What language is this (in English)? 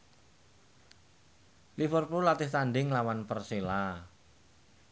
Javanese